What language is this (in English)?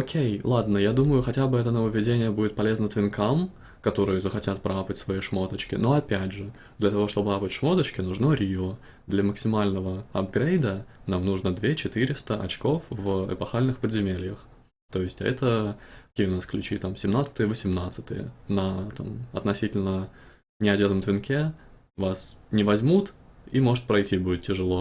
Russian